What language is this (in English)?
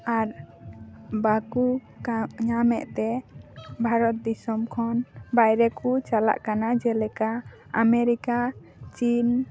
Santali